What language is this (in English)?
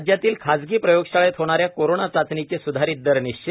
Marathi